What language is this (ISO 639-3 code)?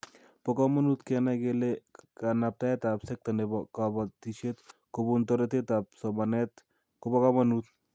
kln